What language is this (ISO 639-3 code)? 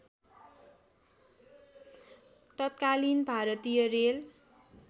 nep